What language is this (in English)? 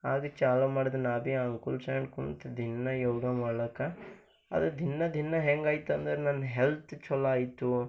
Kannada